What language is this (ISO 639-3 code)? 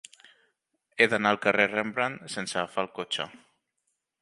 cat